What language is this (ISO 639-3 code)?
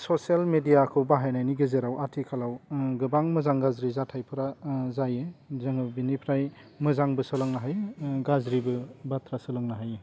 brx